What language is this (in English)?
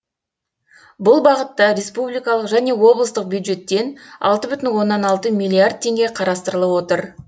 Kazakh